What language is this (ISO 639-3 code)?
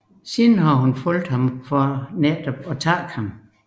dan